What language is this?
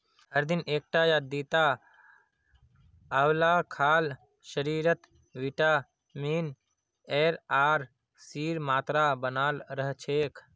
Magahi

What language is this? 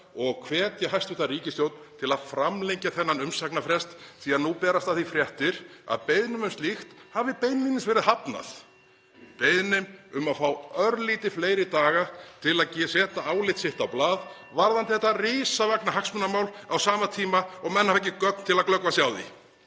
Icelandic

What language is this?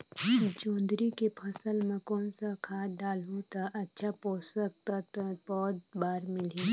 Chhattisgarhi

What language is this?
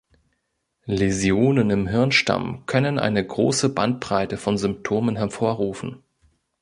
German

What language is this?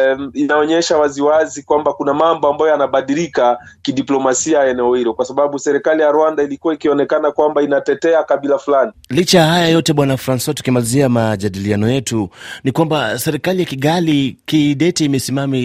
Swahili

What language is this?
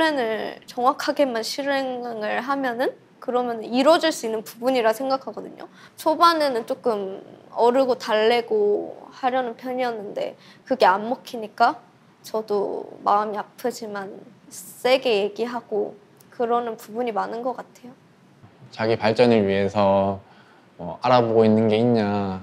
Korean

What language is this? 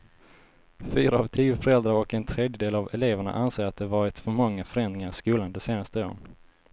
Swedish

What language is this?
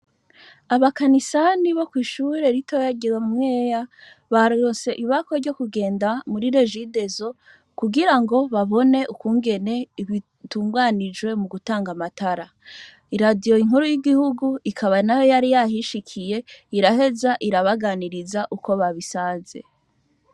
Rundi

